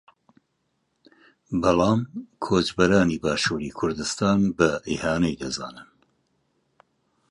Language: Central Kurdish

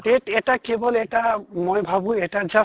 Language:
Assamese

